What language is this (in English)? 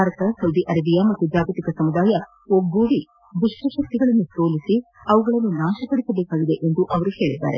Kannada